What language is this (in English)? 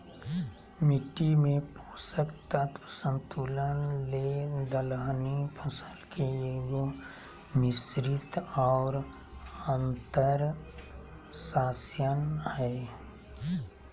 Magahi